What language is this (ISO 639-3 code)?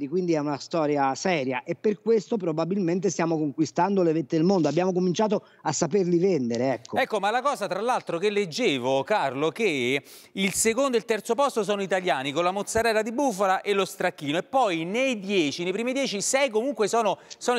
ita